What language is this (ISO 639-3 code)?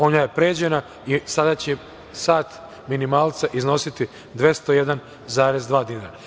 srp